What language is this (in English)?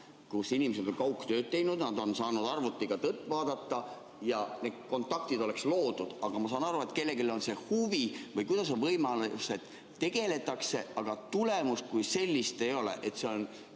Estonian